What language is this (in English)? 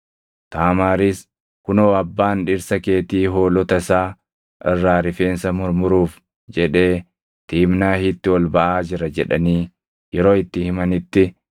Oromo